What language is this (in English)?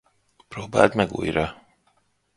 Hungarian